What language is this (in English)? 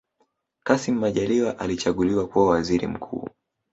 Swahili